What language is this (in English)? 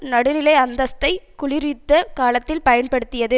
Tamil